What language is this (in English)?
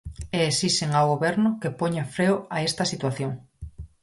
Galician